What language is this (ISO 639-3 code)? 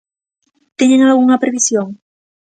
glg